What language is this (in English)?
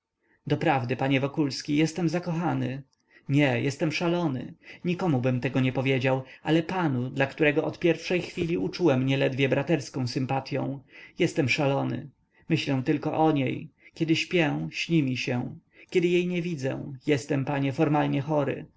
Polish